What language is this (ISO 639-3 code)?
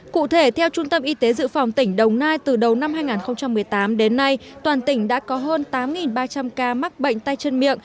vie